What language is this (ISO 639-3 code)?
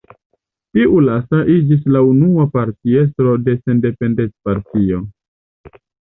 epo